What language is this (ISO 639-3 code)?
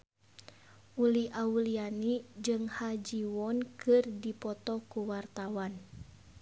sun